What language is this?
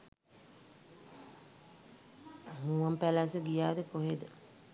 Sinhala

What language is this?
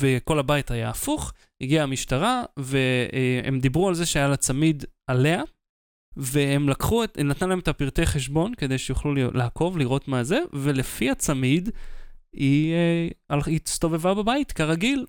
Hebrew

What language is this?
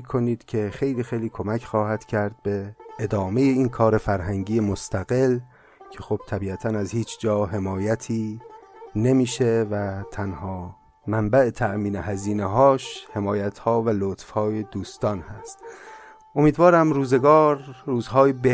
Persian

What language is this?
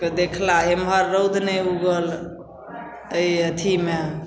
Maithili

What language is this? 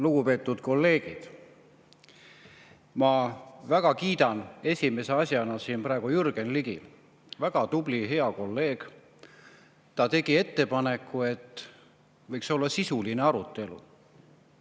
Estonian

